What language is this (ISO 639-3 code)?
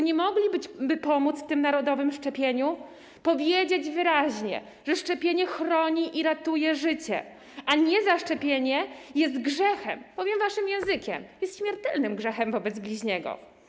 pol